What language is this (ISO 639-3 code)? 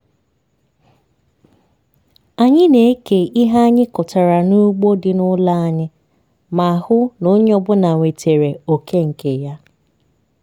ibo